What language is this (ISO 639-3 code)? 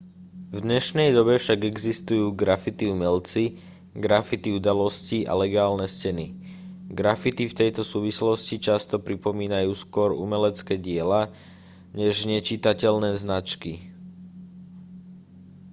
slk